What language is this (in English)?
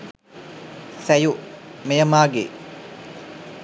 Sinhala